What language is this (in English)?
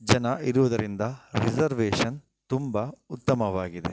Kannada